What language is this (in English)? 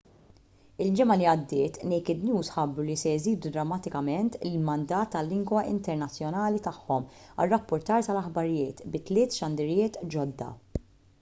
Maltese